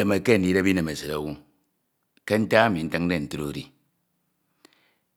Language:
Ito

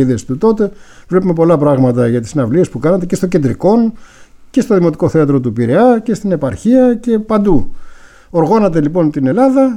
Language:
Greek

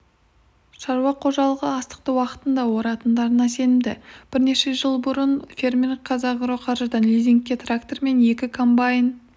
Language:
Kazakh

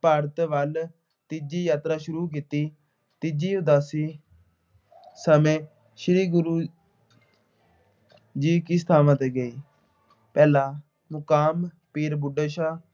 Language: Punjabi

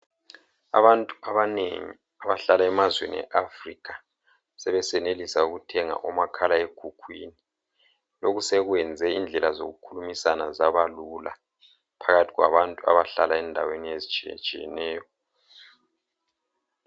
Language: North Ndebele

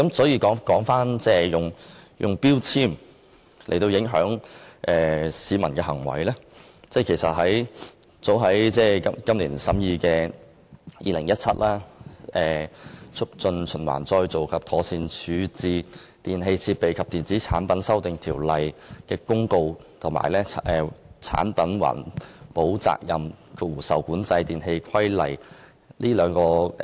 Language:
Cantonese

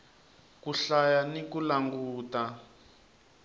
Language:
Tsonga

